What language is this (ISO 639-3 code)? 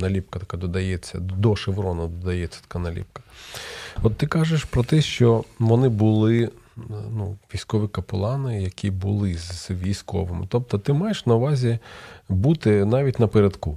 ukr